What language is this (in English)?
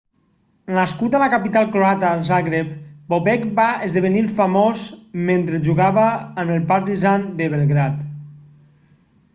Catalan